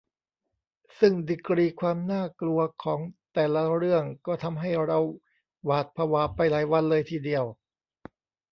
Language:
Thai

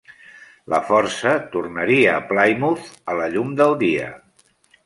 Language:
Catalan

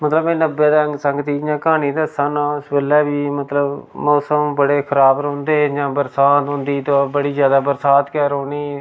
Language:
Dogri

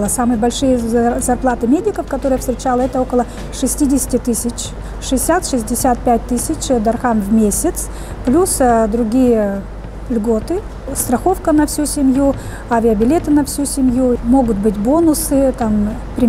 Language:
Russian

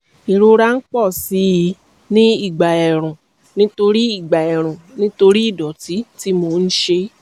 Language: Yoruba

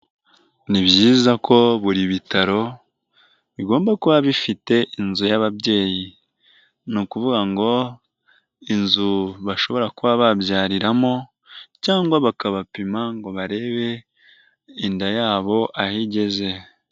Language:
Kinyarwanda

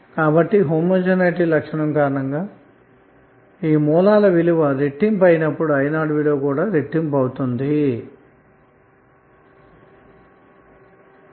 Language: Telugu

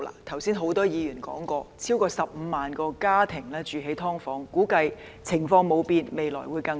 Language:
Cantonese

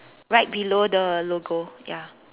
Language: English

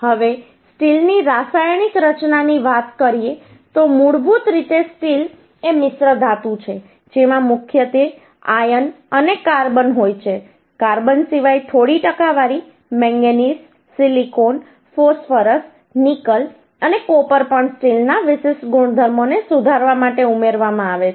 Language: Gujarati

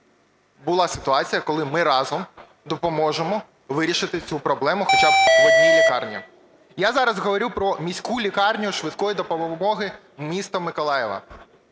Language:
Ukrainian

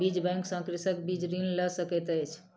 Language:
Maithili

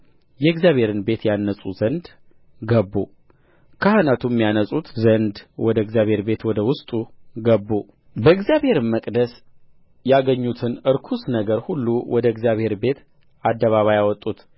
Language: Amharic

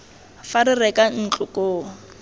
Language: Tswana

